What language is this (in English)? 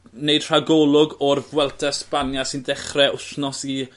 Welsh